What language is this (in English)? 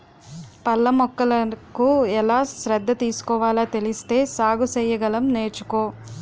Telugu